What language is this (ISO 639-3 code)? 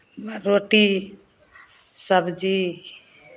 mai